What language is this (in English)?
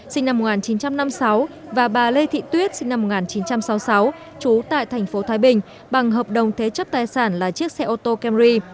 Vietnamese